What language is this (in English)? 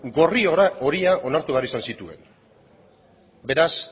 Basque